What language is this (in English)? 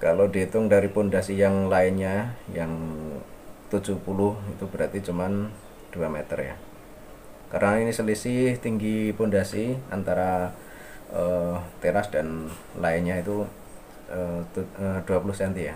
Indonesian